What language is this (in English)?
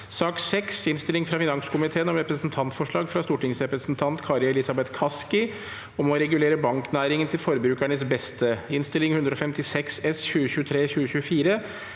Norwegian